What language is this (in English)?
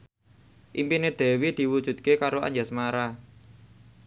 Javanese